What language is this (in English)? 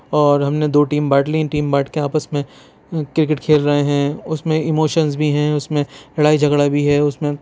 Urdu